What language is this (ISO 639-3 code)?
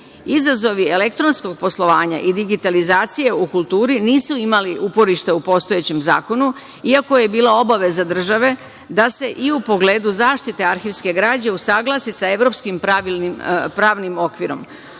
srp